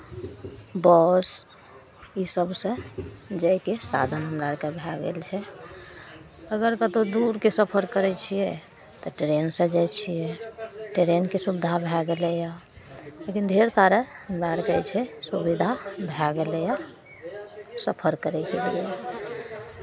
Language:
Maithili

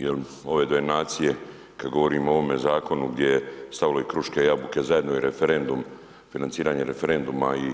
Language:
Croatian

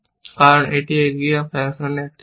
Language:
Bangla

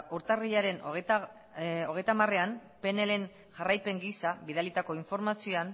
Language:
Basque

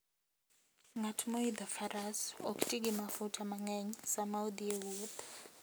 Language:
Luo (Kenya and Tanzania)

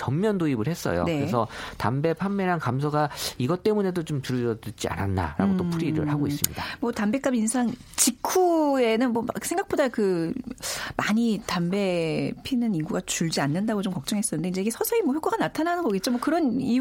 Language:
Korean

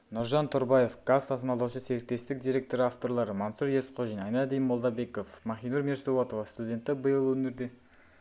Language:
Kazakh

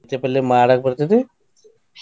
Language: Kannada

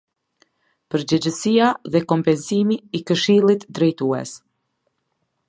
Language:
Albanian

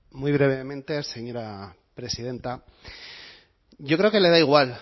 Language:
Spanish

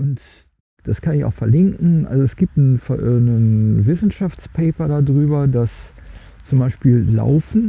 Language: German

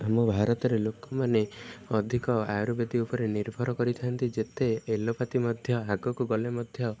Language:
Odia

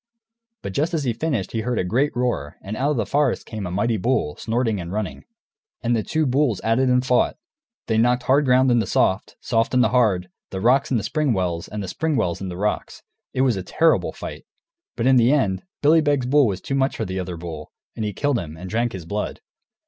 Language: English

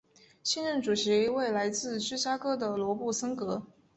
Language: Chinese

